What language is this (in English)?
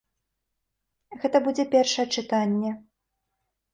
Belarusian